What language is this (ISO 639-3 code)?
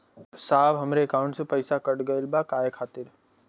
bho